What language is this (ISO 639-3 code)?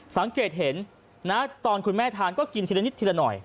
tha